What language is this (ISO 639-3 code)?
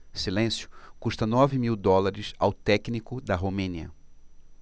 por